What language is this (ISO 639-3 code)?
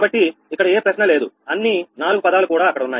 tel